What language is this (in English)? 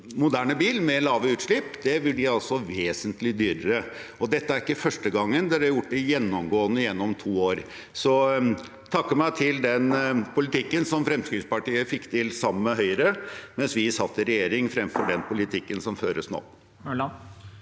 Norwegian